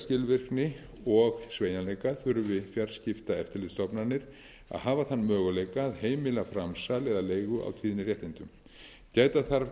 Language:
Icelandic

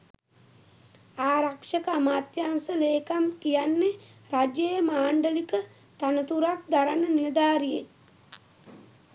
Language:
Sinhala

